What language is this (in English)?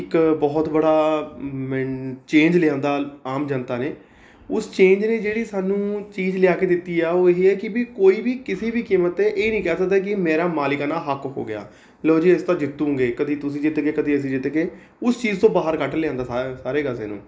Punjabi